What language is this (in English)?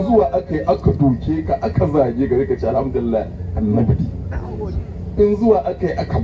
Arabic